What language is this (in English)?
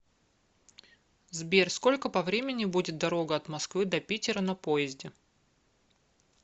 Russian